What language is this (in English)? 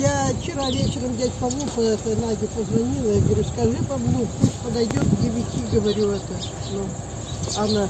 Russian